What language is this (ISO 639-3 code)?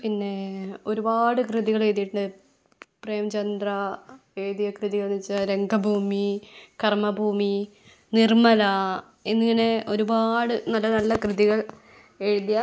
mal